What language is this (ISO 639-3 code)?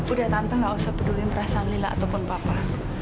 ind